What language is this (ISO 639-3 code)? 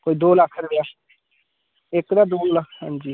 doi